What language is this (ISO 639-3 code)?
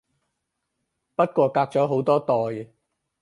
yue